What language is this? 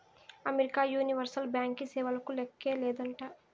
Telugu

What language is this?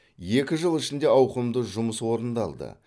Kazakh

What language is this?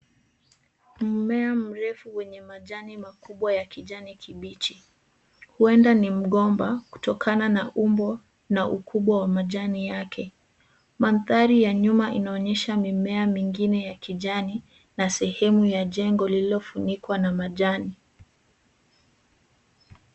Swahili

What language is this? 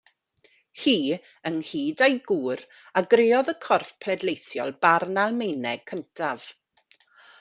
Welsh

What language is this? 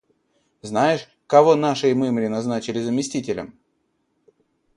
Russian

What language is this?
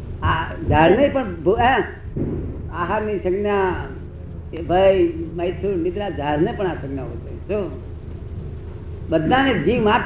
Gujarati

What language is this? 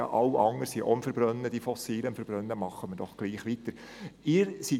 Swiss German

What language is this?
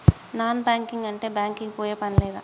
Telugu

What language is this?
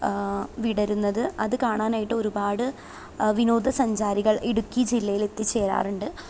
Malayalam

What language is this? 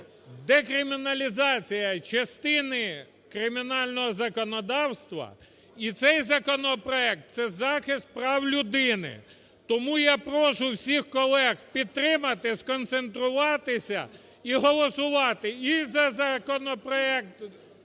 Ukrainian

